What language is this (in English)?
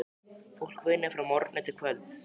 Icelandic